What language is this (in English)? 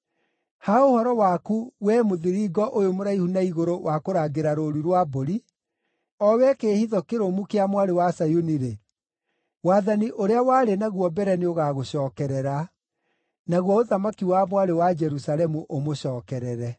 Kikuyu